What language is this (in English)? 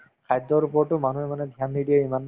Assamese